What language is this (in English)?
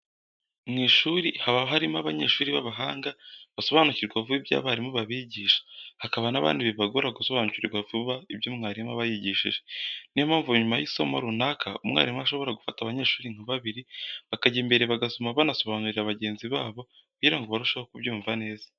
Kinyarwanda